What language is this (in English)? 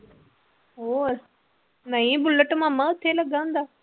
Punjabi